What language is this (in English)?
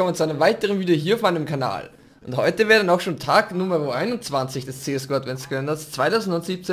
German